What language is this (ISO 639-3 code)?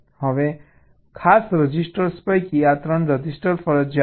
guj